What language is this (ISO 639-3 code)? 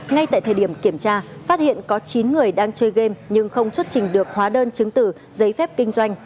vie